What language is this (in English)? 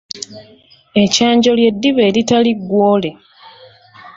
Ganda